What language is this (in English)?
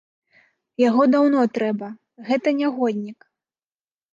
Belarusian